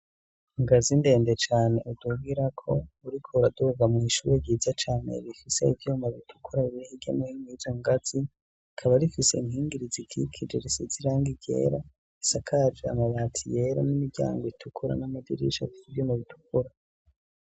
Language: Rundi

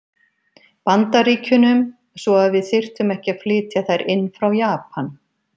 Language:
Icelandic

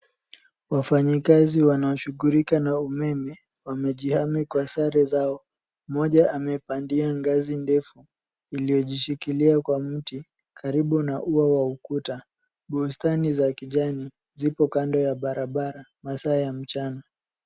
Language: Swahili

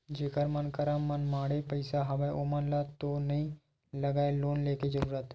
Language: Chhattisgarhi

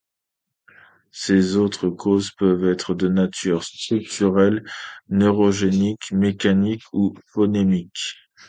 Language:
French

